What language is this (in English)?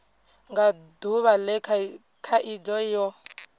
Venda